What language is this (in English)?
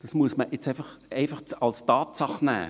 Swiss German